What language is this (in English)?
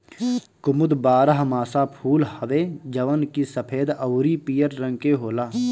Bhojpuri